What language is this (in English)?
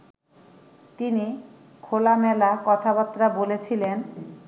Bangla